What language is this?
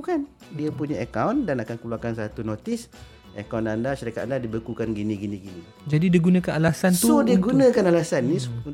Malay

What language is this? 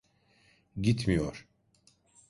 Turkish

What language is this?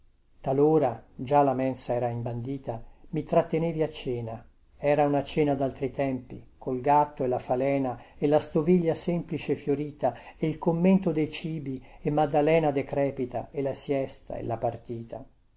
Italian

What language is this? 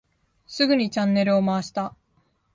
Japanese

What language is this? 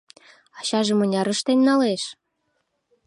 Mari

